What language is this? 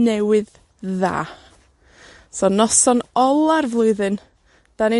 Welsh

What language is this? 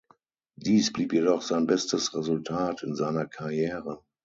German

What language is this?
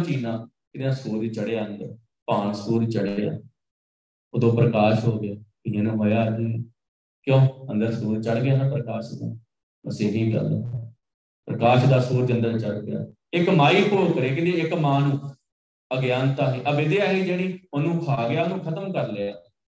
Punjabi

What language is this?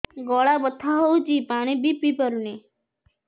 Odia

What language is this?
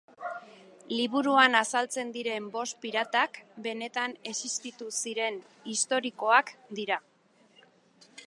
Basque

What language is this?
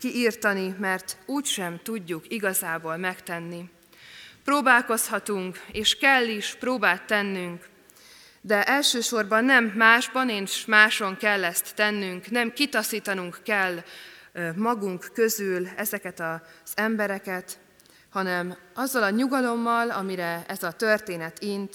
Hungarian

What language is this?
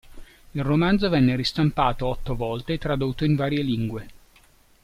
Italian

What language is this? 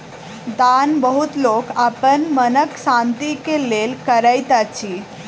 Maithili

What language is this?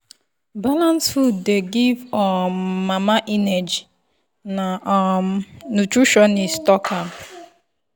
Nigerian Pidgin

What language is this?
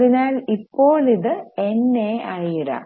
Malayalam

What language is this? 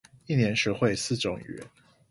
Chinese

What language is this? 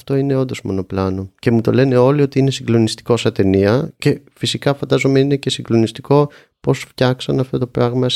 Greek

